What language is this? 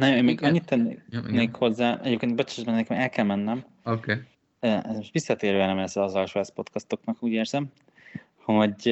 Hungarian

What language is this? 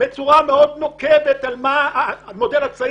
Hebrew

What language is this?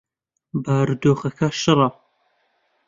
Central Kurdish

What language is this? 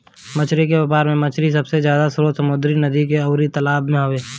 Bhojpuri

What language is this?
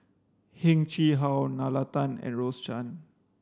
English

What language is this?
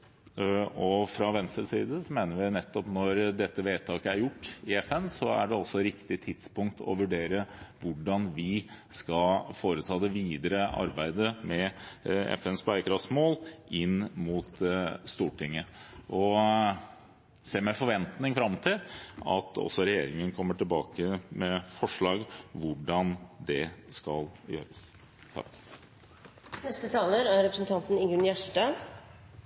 Norwegian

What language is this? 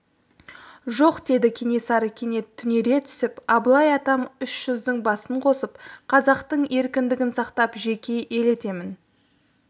Kazakh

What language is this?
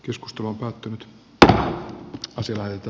Finnish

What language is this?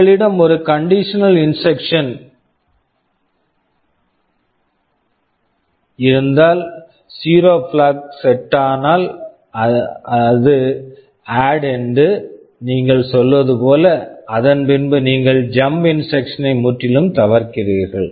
Tamil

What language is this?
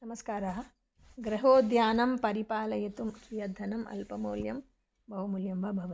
Sanskrit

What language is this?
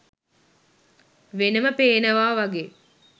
Sinhala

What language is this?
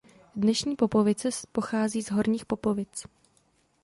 Czech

